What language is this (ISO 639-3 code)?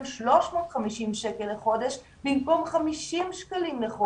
heb